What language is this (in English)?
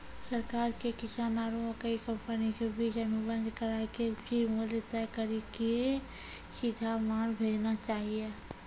Maithili